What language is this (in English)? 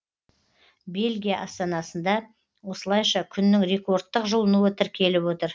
Kazakh